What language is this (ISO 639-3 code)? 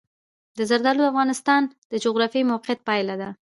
pus